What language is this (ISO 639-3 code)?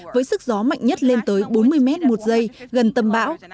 vie